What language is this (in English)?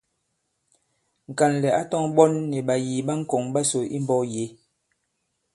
Bankon